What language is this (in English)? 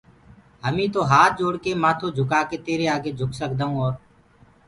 Gurgula